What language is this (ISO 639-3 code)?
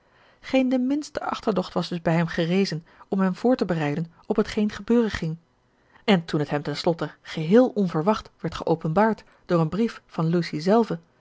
nld